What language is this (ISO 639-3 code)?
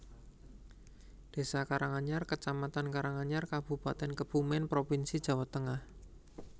jav